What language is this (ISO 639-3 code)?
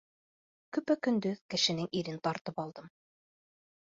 bak